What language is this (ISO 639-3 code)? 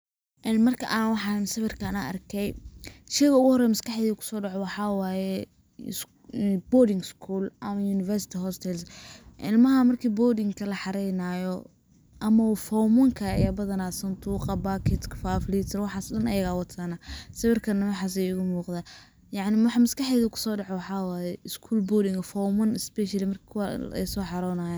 som